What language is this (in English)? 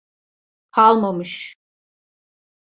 Turkish